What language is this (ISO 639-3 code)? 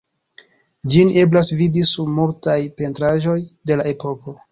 epo